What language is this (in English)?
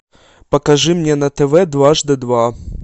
Russian